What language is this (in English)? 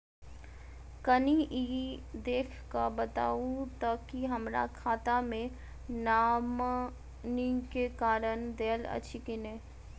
Maithili